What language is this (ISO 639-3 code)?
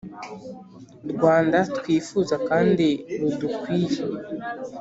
kin